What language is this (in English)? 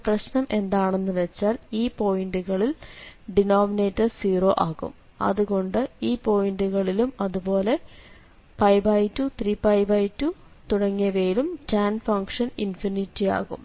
Malayalam